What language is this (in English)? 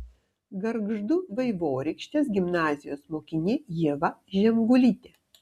Lithuanian